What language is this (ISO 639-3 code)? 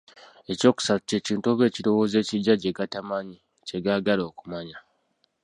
lug